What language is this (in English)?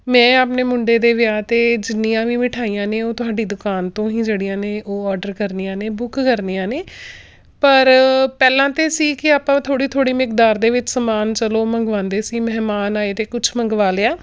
Punjabi